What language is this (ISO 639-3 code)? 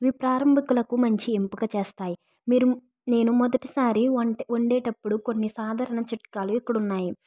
tel